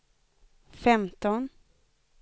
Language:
Swedish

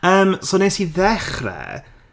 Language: Welsh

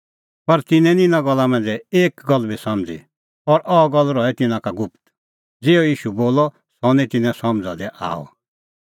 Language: Kullu Pahari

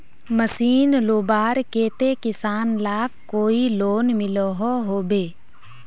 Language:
Magahi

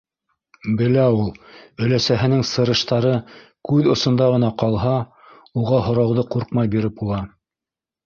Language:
Bashkir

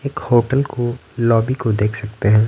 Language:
Hindi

